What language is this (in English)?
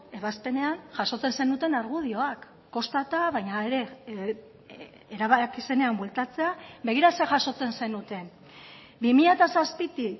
Basque